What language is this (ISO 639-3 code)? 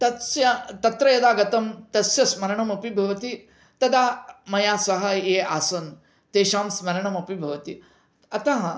san